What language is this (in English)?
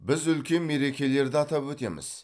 Kazakh